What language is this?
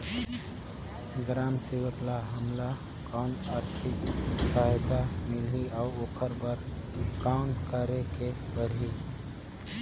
Chhattisgarhi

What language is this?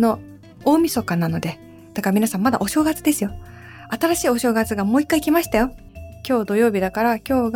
Japanese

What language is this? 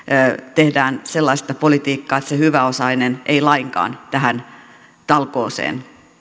Finnish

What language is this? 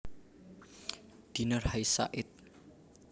Javanese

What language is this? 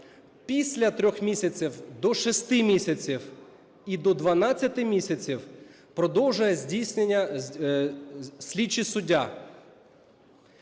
Ukrainian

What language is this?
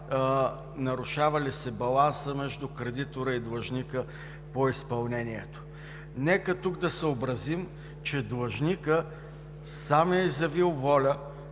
Bulgarian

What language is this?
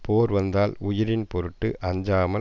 Tamil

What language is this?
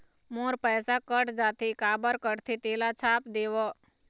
Chhattisgarhi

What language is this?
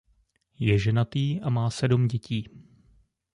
Czech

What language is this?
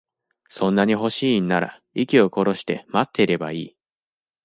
Japanese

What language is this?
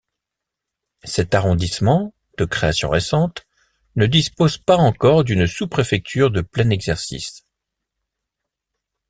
French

